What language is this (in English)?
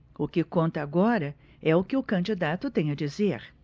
Portuguese